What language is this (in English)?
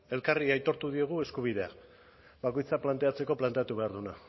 Basque